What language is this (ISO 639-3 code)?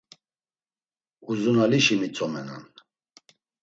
lzz